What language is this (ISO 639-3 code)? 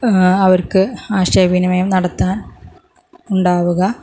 mal